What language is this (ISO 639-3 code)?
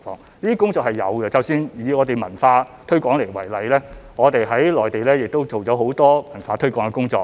yue